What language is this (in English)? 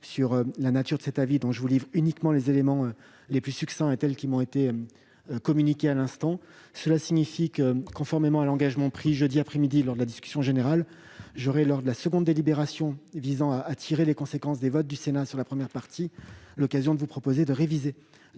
French